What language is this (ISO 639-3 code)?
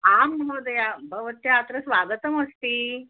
san